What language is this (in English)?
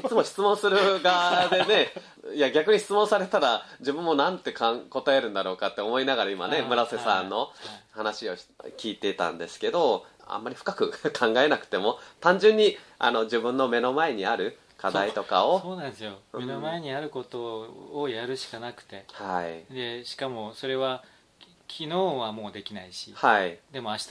Japanese